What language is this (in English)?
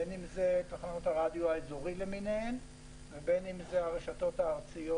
Hebrew